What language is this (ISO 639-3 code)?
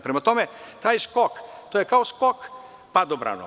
srp